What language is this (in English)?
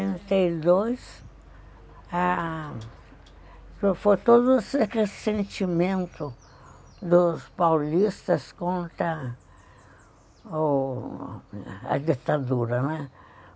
Portuguese